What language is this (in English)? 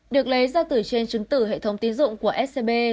Vietnamese